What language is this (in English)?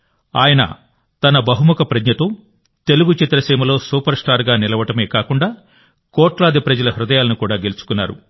Telugu